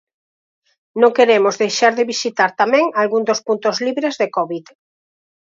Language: Galician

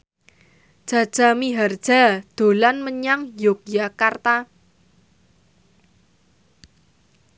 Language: Javanese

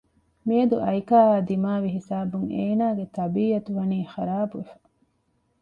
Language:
Divehi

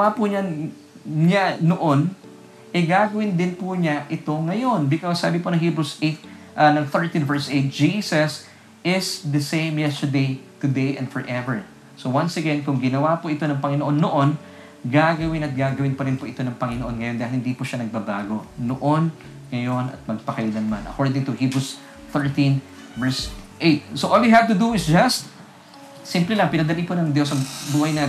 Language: Filipino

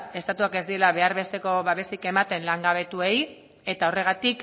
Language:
Basque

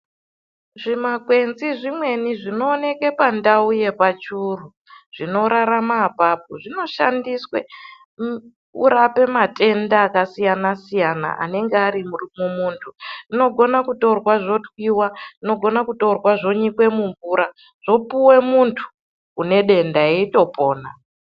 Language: Ndau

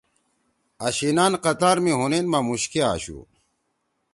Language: Torwali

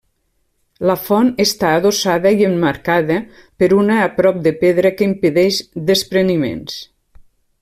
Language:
Catalan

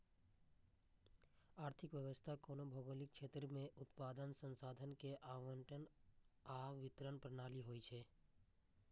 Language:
Maithili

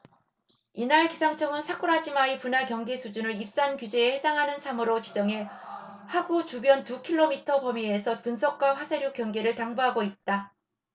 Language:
Korean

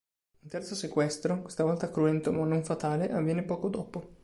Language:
Italian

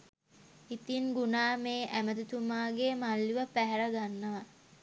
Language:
Sinhala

